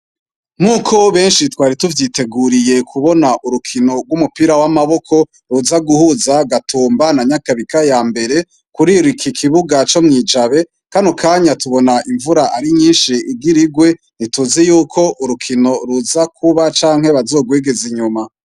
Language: Rundi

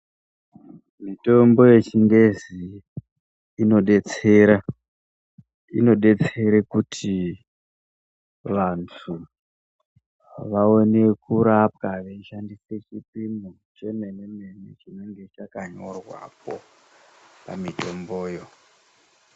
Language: Ndau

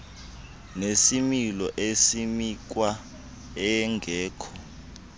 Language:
Xhosa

